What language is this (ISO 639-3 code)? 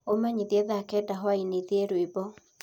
kik